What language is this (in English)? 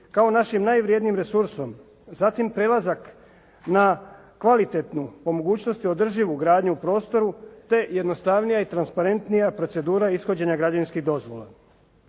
Croatian